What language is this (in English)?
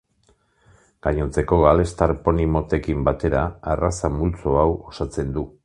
Basque